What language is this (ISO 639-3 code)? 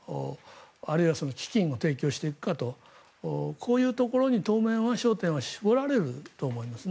jpn